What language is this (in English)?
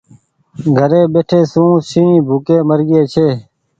Goaria